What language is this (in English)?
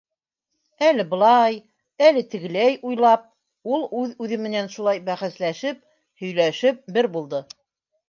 Bashkir